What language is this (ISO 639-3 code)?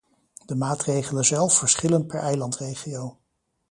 nld